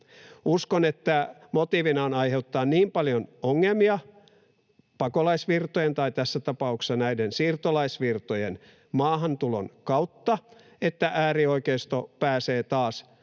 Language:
Finnish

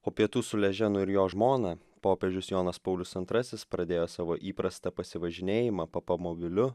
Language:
Lithuanian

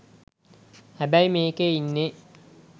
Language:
Sinhala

